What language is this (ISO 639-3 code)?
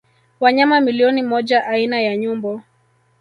swa